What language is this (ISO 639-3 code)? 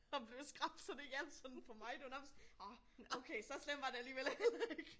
dan